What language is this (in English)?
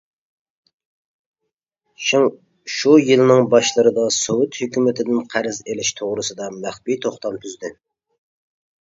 Uyghur